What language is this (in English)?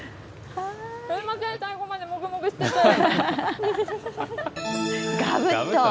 Japanese